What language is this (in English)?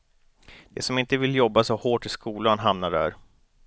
Swedish